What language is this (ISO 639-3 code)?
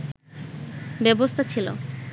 ben